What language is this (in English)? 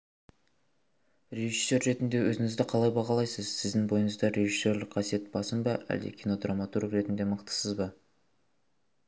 Kazakh